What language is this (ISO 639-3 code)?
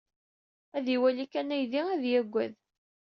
kab